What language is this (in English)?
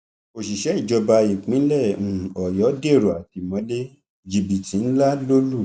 Yoruba